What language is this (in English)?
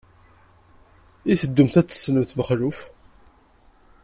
Kabyle